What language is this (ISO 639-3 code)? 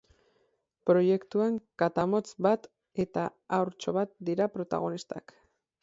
eus